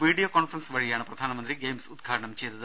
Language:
Malayalam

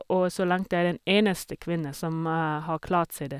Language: Norwegian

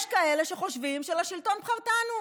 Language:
Hebrew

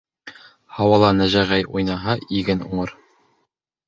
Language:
Bashkir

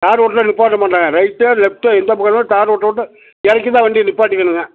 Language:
Tamil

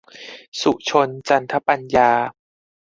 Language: Thai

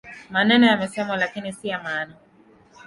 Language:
Swahili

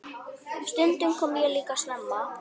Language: Icelandic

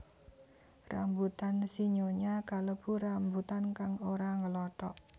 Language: Javanese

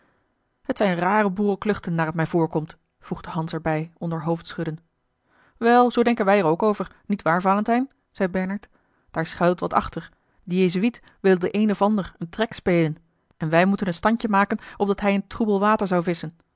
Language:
Dutch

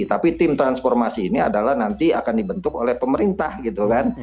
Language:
Indonesian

